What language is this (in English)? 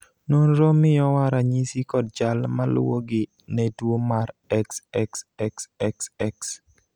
Luo (Kenya and Tanzania)